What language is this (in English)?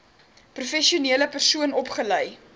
Afrikaans